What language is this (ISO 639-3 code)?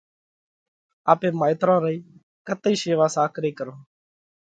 kvx